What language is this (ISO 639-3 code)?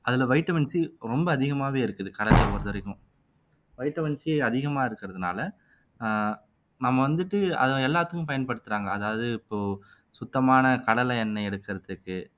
tam